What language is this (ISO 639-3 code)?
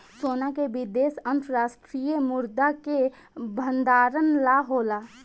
bho